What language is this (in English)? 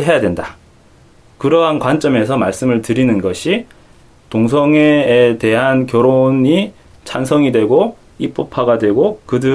Korean